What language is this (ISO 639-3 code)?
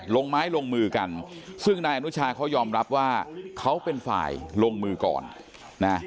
tha